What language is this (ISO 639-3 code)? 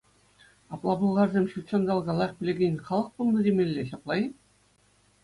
chv